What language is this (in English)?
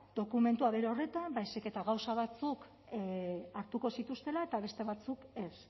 Basque